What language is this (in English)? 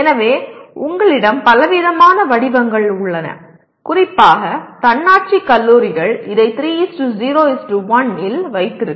Tamil